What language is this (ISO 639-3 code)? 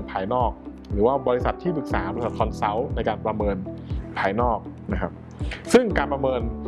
tha